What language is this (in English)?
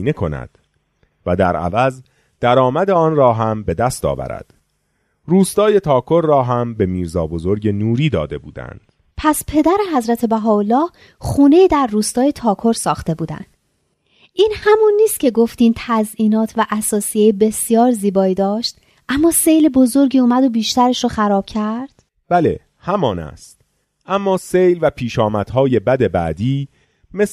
Persian